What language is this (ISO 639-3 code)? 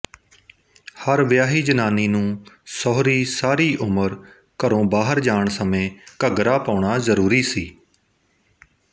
pan